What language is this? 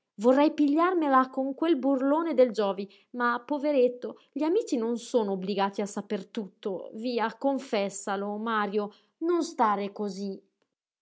Italian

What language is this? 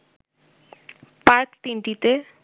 Bangla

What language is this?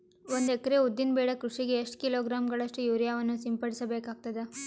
Kannada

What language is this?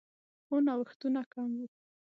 Pashto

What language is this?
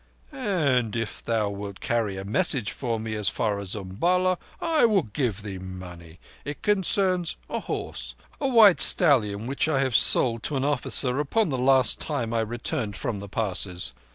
English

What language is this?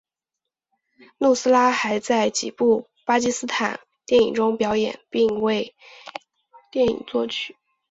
Chinese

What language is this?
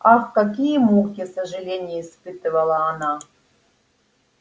Russian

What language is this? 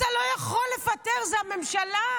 Hebrew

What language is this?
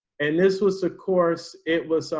English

